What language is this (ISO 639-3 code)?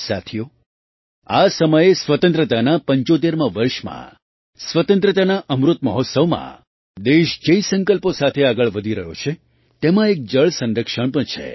guj